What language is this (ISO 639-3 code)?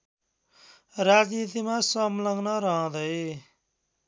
nep